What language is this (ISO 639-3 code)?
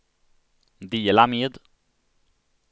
swe